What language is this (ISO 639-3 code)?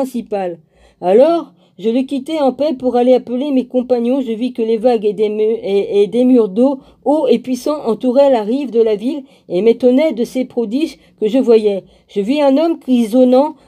fra